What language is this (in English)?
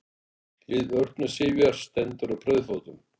Icelandic